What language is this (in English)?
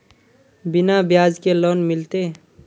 Magahi